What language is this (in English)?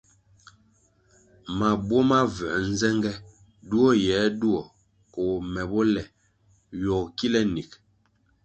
Kwasio